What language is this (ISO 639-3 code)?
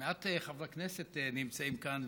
heb